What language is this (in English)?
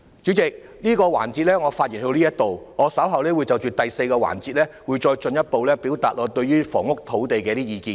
Cantonese